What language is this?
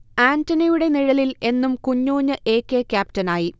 Malayalam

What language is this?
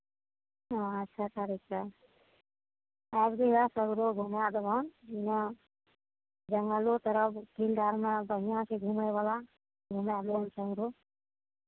Maithili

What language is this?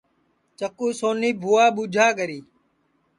Sansi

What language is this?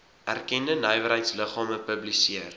Afrikaans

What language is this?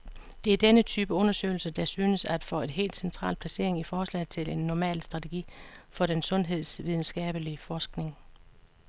Danish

